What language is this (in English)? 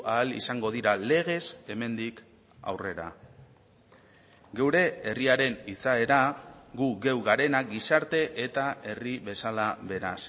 Basque